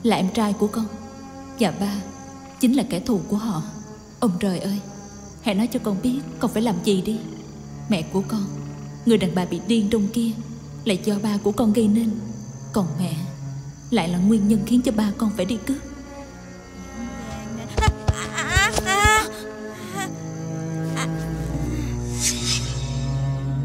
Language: Vietnamese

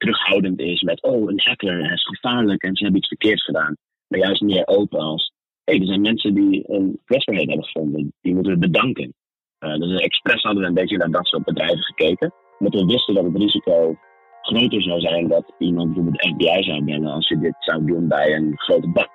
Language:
Dutch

